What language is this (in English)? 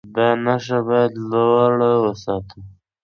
Pashto